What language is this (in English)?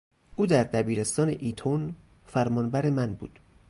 Persian